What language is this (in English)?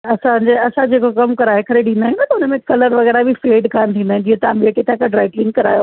Sindhi